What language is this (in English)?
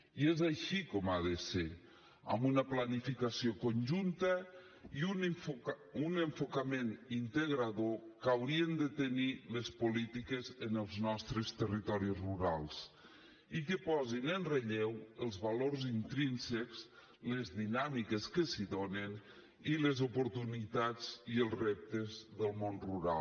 Catalan